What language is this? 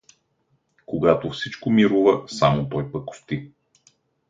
Bulgarian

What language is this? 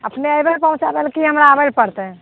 Maithili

